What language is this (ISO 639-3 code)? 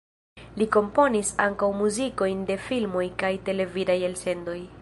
epo